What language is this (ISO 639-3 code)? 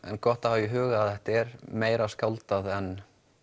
isl